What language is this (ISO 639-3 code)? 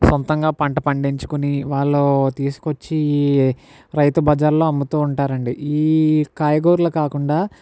tel